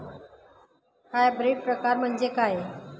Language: Marathi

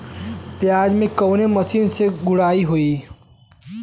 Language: Bhojpuri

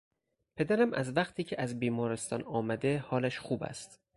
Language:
Persian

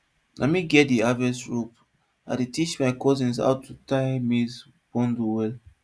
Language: Nigerian Pidgin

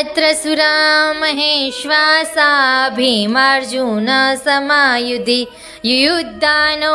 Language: Gujarati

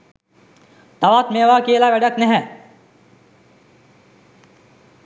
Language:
Sinhala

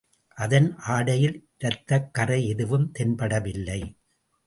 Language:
Tamil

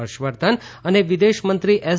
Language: Gujarati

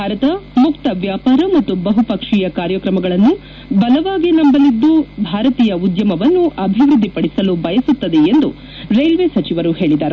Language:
Kannada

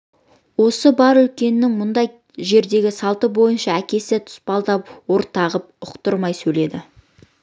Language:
Kazakh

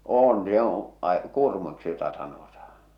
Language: Finnish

